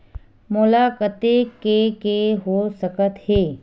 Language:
Chhattisgarhi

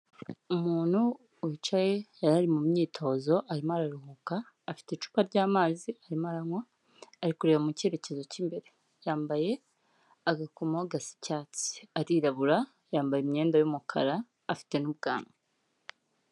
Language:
Kinyarwanda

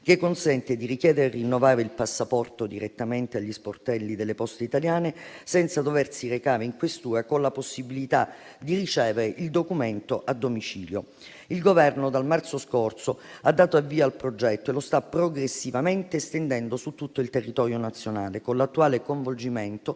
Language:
Italian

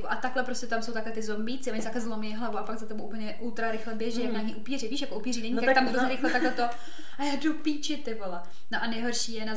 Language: Czech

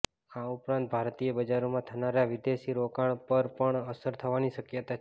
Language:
Gujarati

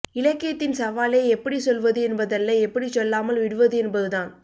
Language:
Tamil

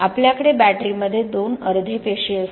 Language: Marathi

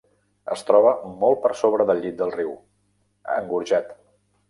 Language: Catalan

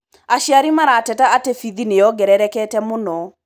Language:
Kikuyu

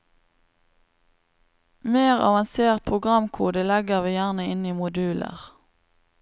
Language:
Norwegian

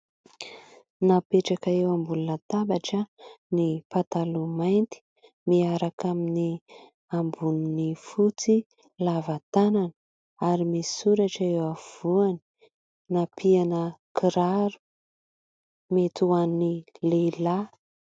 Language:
Malagasy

